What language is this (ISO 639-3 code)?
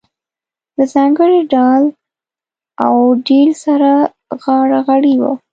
pus